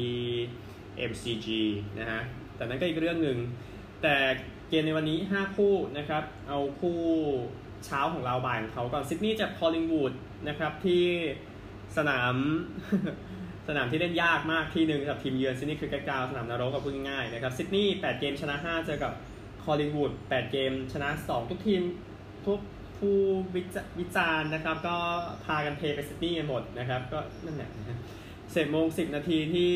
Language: Thai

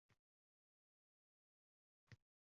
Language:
Uzbek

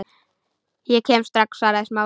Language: Icelandic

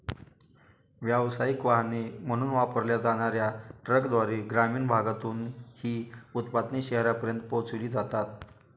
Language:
Marathi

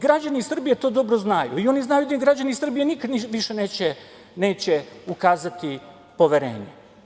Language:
Serbian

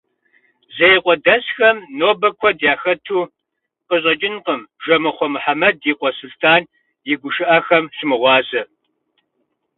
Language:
Kabardian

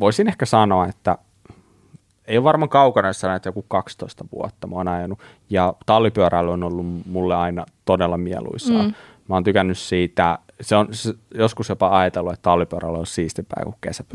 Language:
Finnish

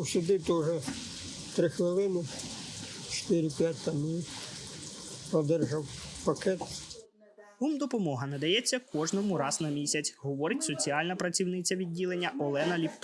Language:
Ukrainian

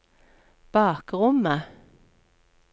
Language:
Norwegian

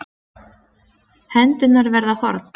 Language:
Icelandic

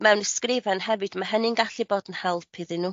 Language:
Welsh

